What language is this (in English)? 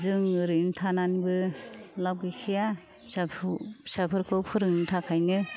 Bodo